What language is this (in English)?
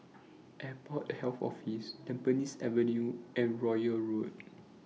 English